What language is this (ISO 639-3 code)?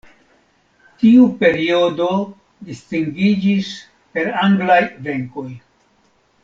epo